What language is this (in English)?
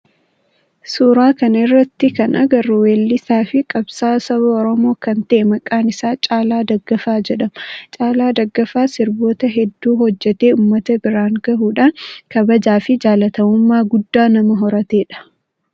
Oromo